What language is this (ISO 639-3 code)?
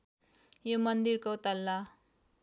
nep